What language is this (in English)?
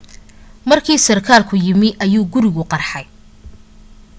Somali